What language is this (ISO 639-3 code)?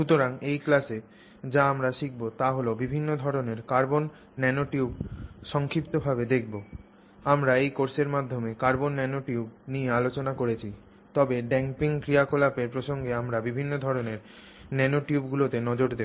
ben